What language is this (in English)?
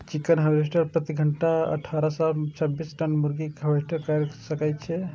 Maithili